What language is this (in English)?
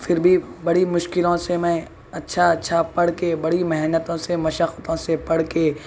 Urdu